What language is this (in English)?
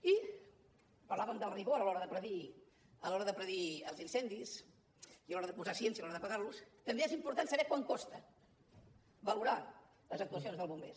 Catalan